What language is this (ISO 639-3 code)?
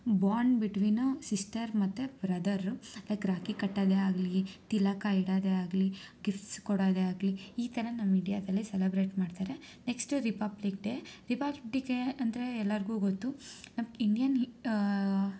kan